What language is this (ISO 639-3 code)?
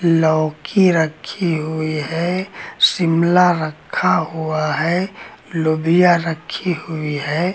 hin